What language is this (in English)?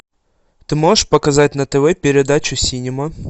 Russian